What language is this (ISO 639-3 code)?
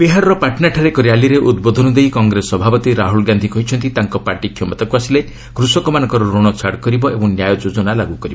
ori